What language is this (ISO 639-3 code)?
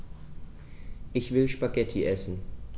deu